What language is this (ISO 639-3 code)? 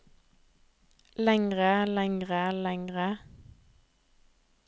nor